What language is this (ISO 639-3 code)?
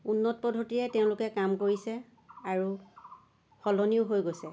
asm